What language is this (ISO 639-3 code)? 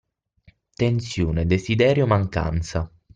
ita